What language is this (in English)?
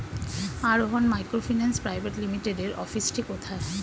Bangla